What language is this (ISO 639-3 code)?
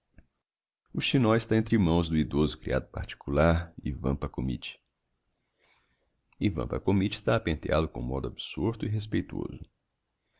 por